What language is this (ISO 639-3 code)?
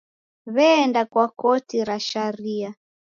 dav